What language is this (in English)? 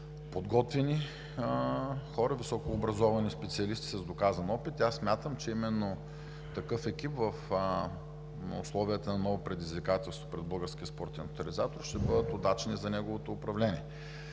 Bulgarian